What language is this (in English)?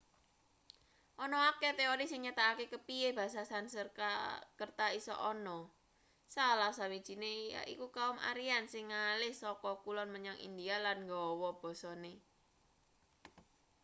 Javanese